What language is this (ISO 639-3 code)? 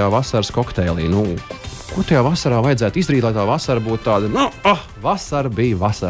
lav